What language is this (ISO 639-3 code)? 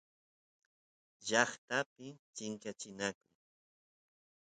qus